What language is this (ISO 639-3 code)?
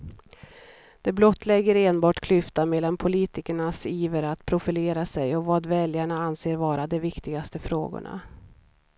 swe